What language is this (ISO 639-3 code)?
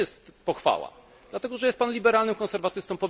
pol